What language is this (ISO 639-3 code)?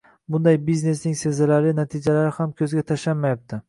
uzb